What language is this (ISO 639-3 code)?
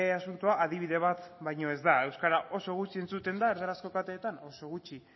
eus